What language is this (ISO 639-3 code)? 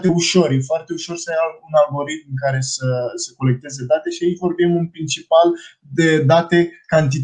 ron